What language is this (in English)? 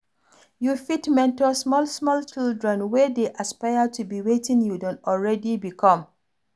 Nigerian Pidgin